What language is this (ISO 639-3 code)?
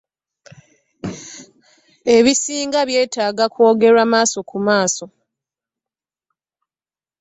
lug